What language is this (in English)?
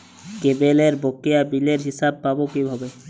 Bangla